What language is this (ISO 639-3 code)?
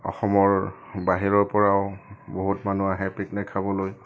asm